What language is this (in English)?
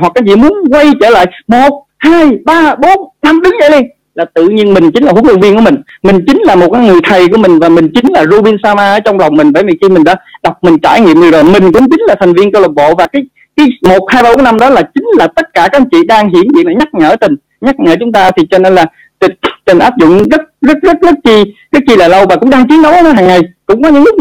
Vietnamese